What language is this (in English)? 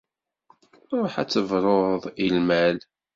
Kabyle